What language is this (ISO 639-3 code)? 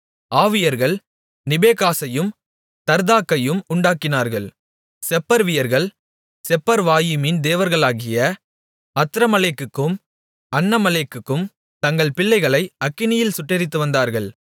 tam